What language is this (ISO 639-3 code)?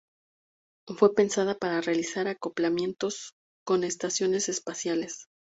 spa